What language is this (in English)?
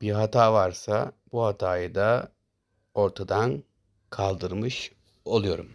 Turkish